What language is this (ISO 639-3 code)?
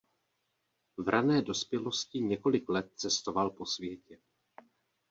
ces